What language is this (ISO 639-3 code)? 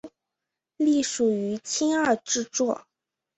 zho